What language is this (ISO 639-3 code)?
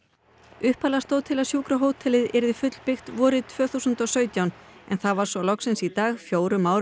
isl